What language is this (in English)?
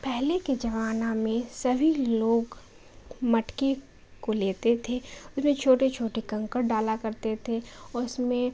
Urdu